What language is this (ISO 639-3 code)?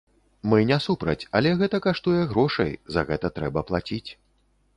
bel